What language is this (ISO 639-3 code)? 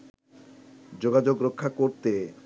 ben